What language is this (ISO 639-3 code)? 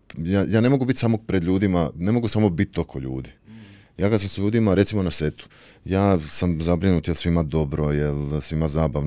hrv